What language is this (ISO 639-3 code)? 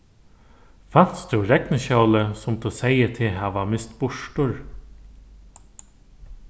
fao